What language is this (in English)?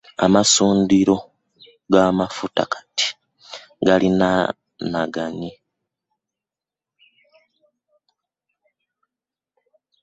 Ganda